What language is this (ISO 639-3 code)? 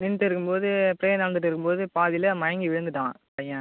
tam